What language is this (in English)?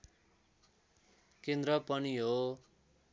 Nepali